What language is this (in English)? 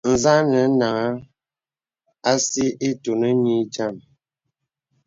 Bebele